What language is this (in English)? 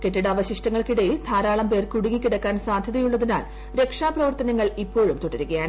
Malayalam